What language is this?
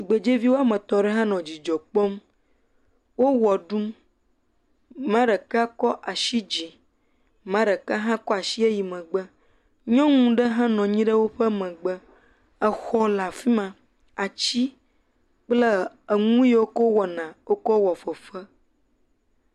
Ewe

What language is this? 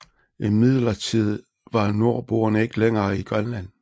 Danish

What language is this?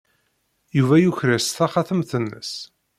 Kabyle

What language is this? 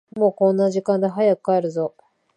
Japanese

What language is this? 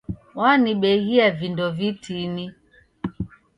Taita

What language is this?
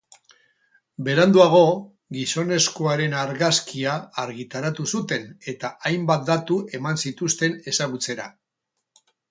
Basque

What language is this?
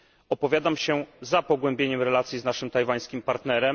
Polish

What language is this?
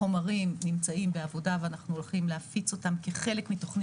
Hebrew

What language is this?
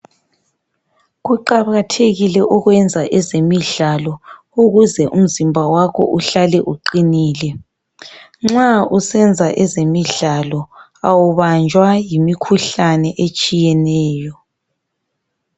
North Ndebele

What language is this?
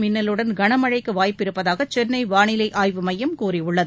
Tamil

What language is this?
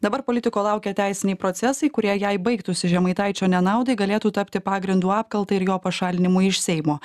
Lithuanian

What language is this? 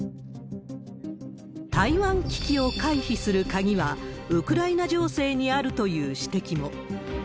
Japanese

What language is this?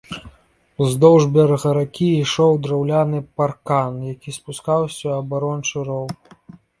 Belarusian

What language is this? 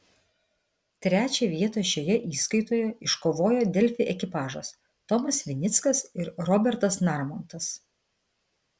Lithuanian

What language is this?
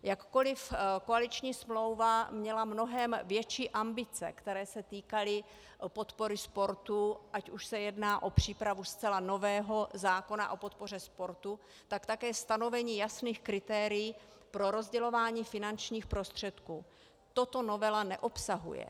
Czech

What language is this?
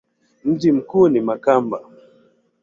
Swahili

